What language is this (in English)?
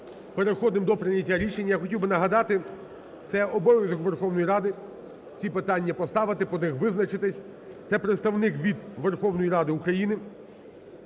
Ukrainian